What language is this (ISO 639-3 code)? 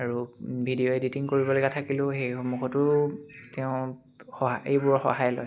asm